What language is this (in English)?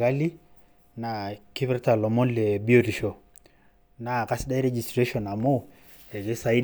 Masai